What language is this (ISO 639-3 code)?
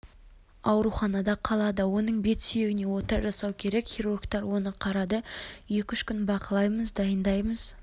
kaz